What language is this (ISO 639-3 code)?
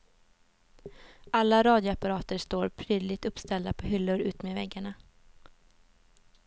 swe